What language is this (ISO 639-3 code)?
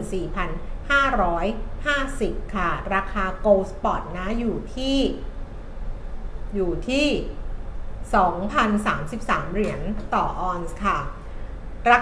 tha